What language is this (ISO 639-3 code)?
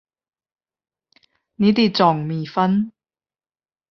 yue